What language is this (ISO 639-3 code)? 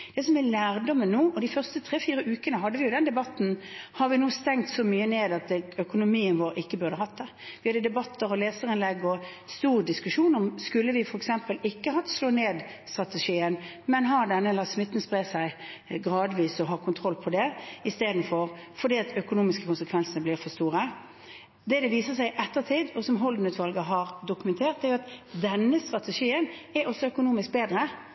nob